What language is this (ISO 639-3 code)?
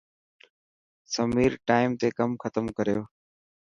mki